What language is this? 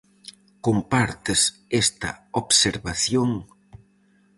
Galician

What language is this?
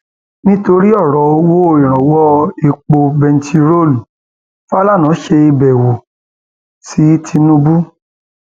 Yoruba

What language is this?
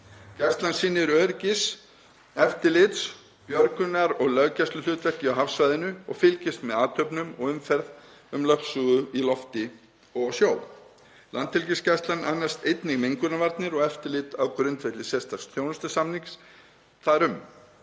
Icelandic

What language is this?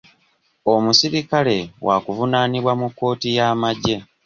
Ganda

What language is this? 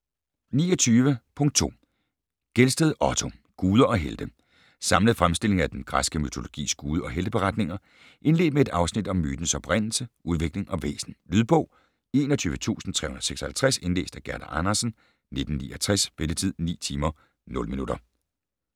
Danish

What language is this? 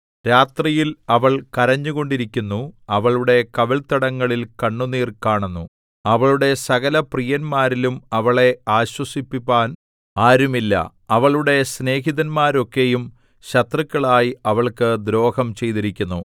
Malayalam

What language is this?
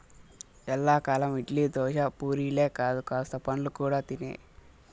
Telugu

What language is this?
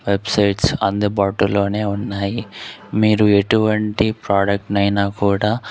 Telugu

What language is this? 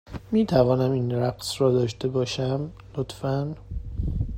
Persian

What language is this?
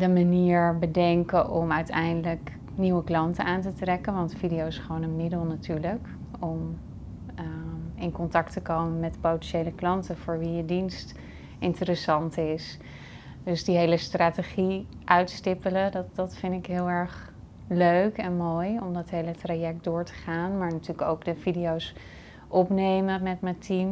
Dutch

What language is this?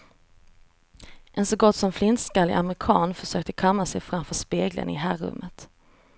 Swedish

